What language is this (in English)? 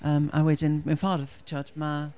Welsh